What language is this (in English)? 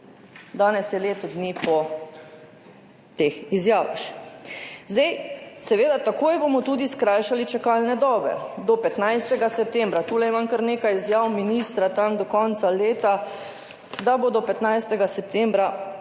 Slovenian